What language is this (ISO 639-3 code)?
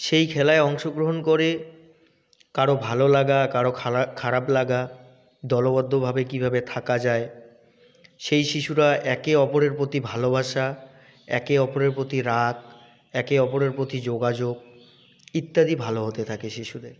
ben